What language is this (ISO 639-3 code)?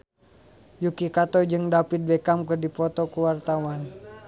sun